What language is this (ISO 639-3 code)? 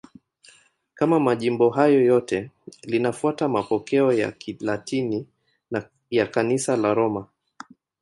swa